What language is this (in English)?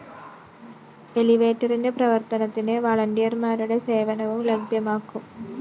Malayalam